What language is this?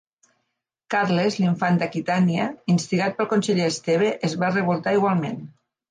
Catalan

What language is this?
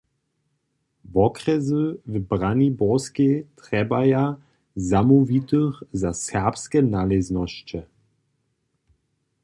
Upper Sorbian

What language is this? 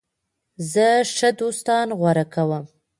Pashto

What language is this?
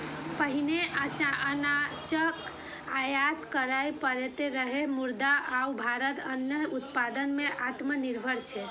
Maithili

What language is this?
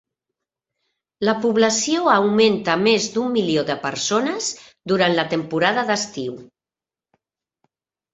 Catalan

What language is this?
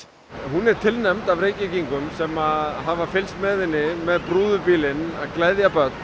Icelandic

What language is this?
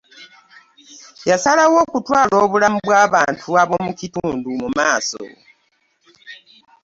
Ganda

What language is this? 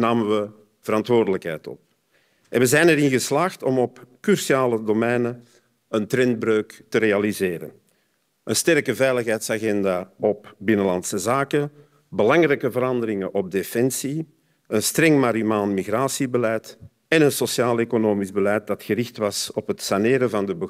Dutch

